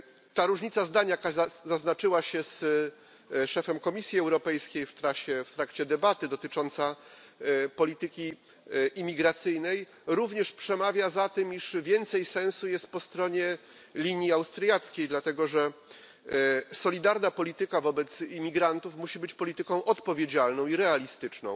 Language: Polish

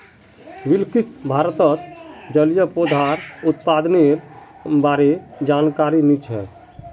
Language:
Magahi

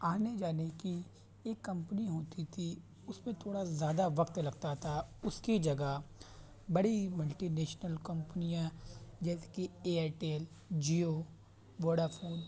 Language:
Urdu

